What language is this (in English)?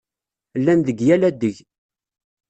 Kabyle